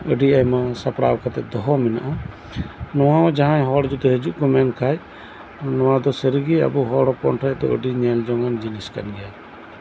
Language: Santali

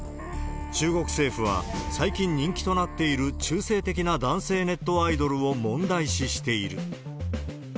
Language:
Japanese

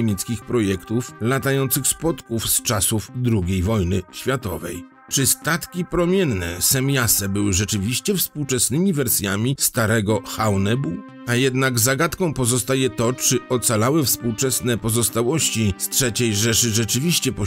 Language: Polish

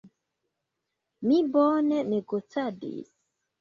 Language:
Esperanto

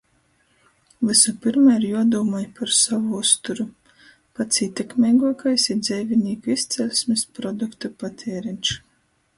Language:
Latgalian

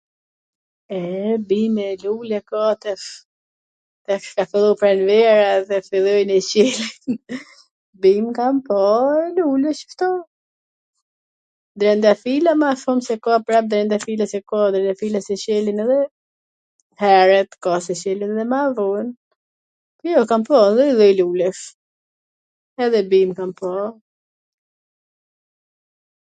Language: Gheg Albanian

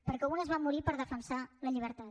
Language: Catalan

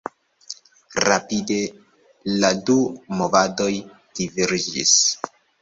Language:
Esperanto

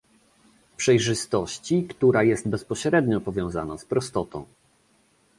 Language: Polish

